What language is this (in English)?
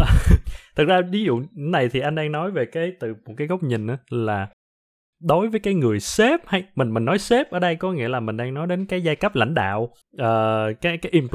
Vietnamese